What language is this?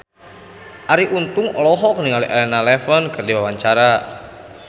Sundanese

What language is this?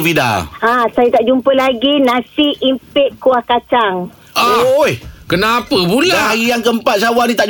Malay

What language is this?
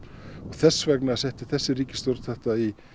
Icelandic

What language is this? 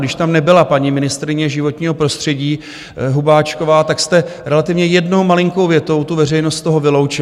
Czech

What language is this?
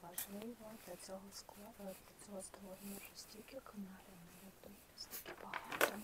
Ukrainian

